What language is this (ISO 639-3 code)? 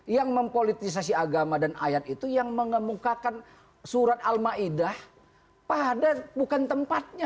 ind